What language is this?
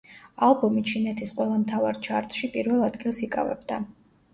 Georgian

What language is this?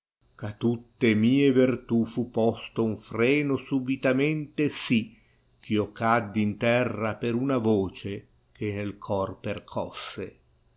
Italian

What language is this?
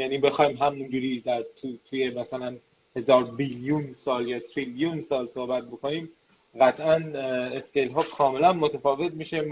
Persian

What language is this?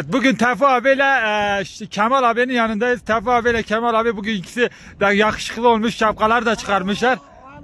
Turkish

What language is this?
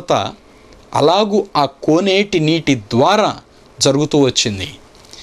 Romanian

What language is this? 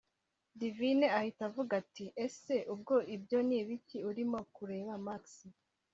Kinyarwanda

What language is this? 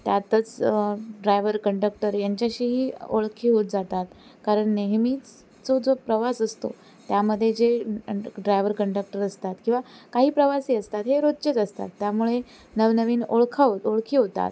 Marathi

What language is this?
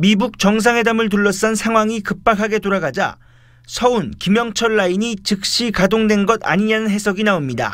Korean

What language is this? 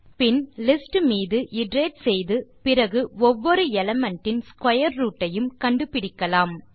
Tamil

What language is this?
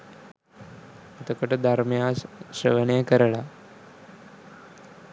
Sinhala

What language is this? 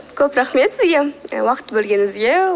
Kazakh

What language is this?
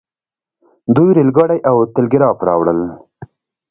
Pashto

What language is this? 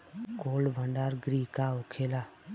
Bhojpuri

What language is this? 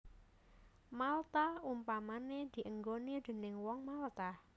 Javanese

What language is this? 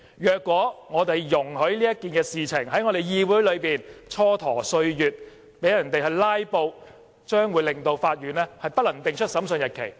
Cantonese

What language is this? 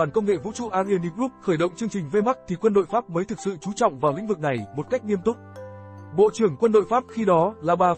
Vietnamese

